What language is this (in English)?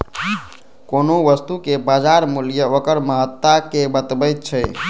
Maithili